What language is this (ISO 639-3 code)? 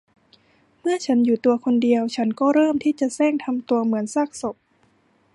tha